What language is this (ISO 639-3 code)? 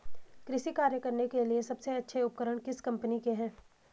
hin